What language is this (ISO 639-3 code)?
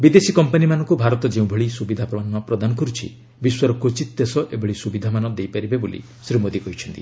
ori